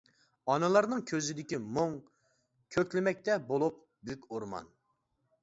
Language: Uyghur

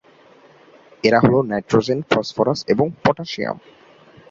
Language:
Bangla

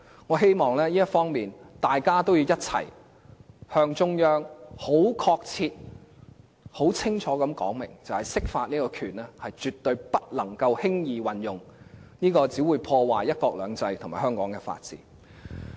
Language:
Cantonese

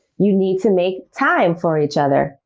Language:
English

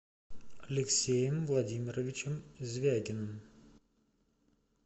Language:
Russian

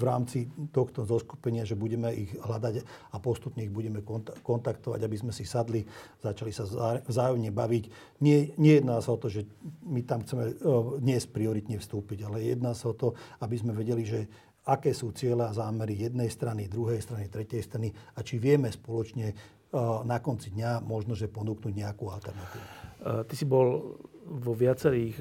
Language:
Slovak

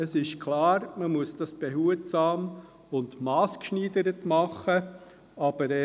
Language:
Swiss German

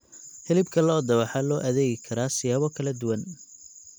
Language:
Somali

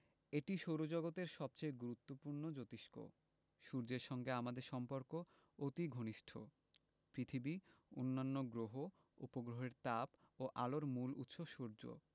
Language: Bangla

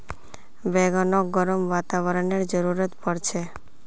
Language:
Magahi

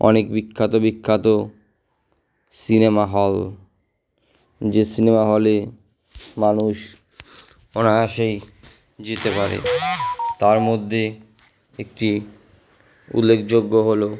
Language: Bangla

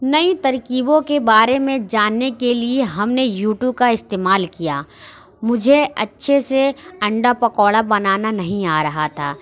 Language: Urdu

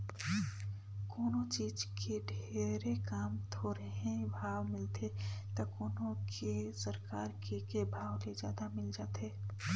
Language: Chhattisgarhi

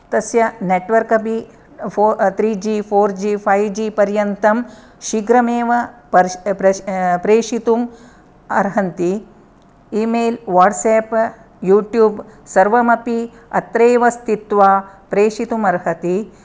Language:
Sanskrit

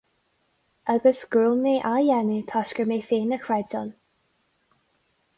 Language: Irish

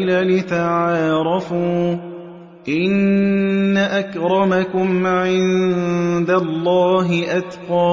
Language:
Arabic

